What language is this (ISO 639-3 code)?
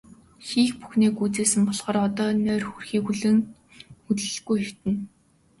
mon